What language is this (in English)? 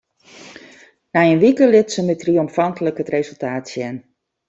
Western Frisian